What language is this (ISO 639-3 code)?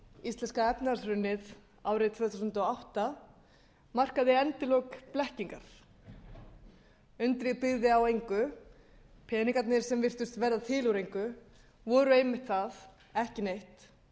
isl